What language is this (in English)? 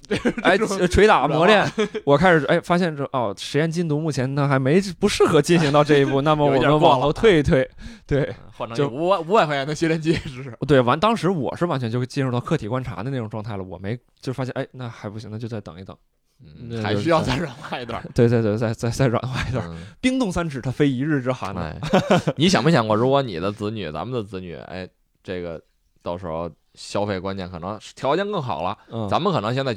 Chinese